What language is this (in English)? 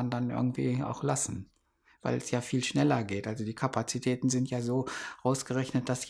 German